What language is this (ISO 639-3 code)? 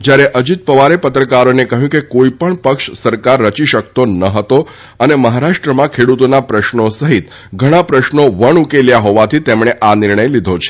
guj